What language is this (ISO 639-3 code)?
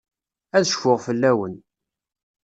kab